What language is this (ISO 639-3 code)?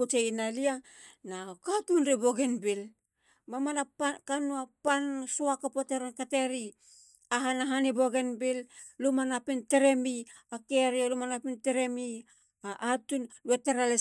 hla